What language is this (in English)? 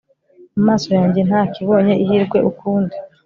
Kinyarwanda